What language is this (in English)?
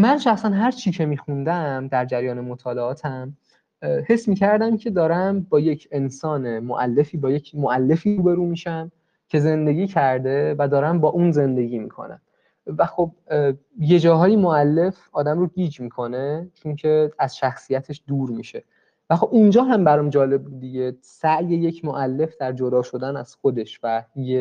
Persian